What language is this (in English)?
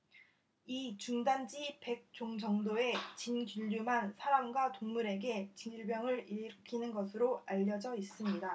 Korean